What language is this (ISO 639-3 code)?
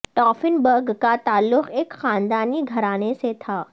urd